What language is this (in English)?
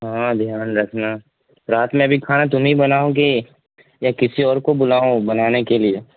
Urdu